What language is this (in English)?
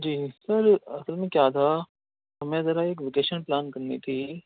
Urdu